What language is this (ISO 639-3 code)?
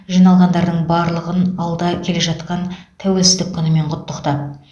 kaz